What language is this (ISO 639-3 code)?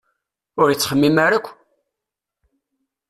kab